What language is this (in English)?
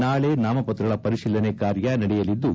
Kannada